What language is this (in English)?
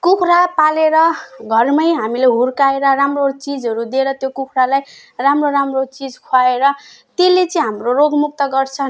Nepali